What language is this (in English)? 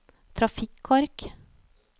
Norwegian